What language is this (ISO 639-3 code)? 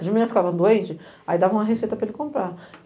por